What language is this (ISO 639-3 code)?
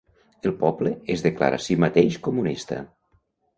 cat